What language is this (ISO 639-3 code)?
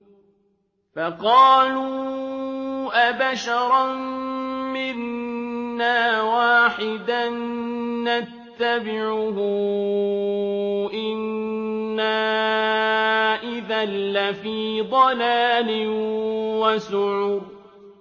ara